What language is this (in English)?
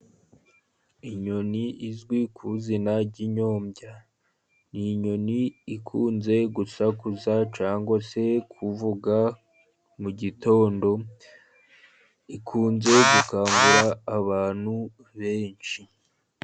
Kinyarwanda